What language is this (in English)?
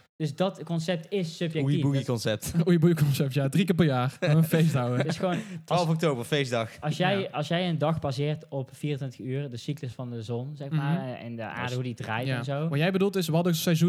Dutch